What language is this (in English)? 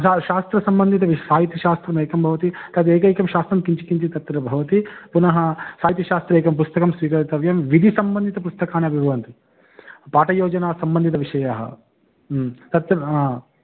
Sanskrit